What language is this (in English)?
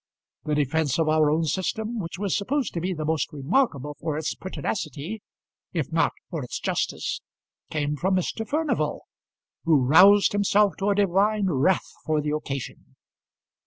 English